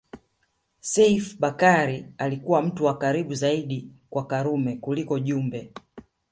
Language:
Swahili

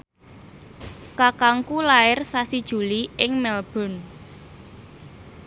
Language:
Javanese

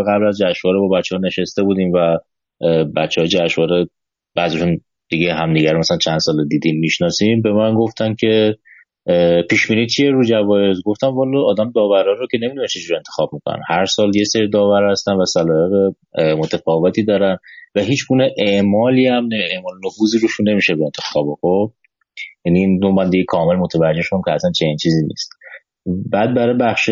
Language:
Persian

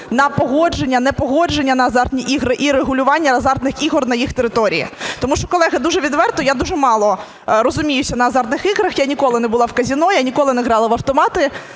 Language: Ukrainian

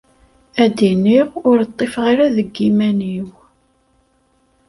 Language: Kabyle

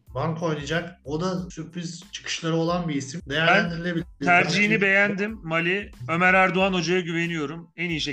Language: Turkish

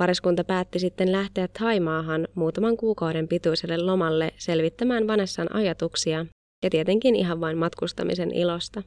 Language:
Finnish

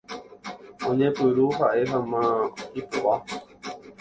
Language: Guarani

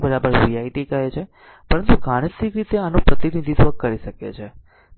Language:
Gujarati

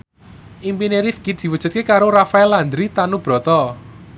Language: Javanese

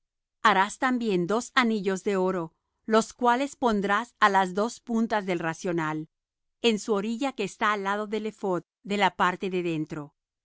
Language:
Spanish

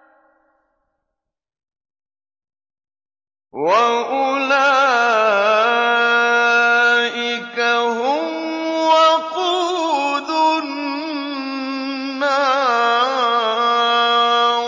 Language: Arabic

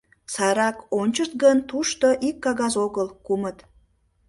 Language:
Mari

